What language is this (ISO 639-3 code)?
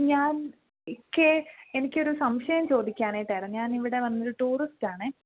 mal